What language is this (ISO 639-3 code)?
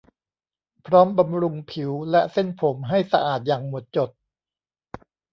tha